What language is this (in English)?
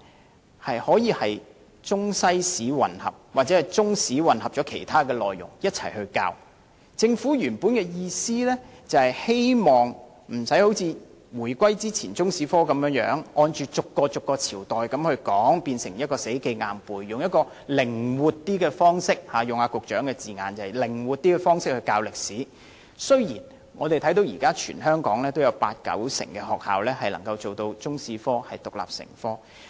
Cantonese